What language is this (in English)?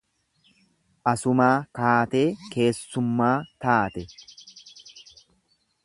Oromo